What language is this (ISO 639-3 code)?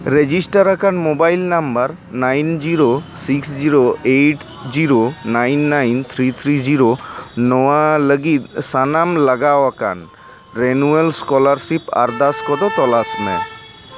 sat